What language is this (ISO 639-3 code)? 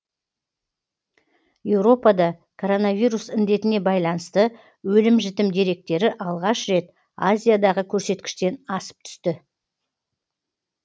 kaz